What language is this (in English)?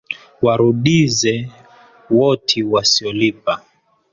Swahili